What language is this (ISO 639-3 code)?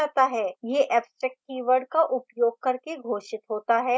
hin